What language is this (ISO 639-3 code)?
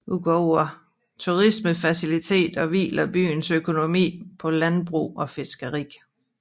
dan